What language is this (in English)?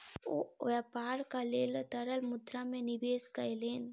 Maithili